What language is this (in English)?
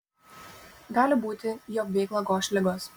Lithuanian